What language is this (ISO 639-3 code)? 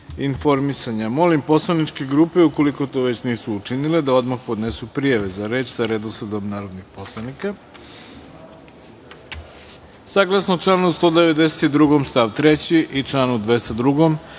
srp